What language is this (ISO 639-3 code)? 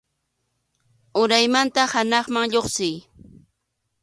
qxu